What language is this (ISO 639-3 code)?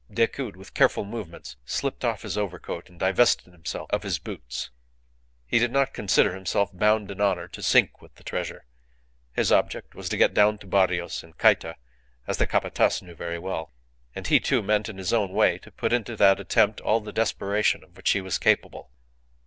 eng